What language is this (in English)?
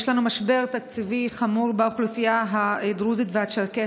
Hebrew